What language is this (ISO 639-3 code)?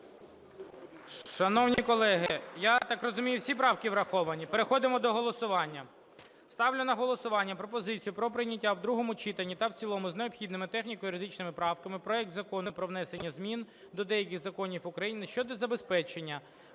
ukr